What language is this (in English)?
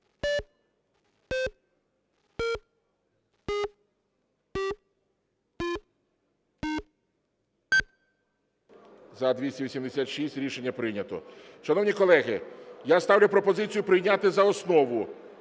Ukrainian